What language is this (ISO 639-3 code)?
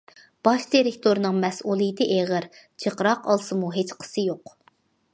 uig